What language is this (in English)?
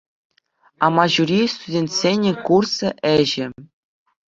Chuvash